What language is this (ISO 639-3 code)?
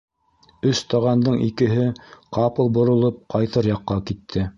bak